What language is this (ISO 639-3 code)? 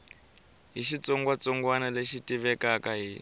tso